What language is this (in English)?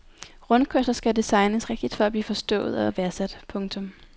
Danish